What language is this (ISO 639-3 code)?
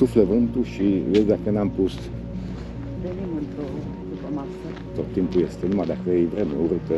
ron